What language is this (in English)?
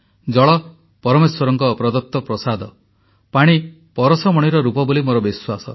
Odia